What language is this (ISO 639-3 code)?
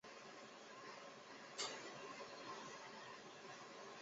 zho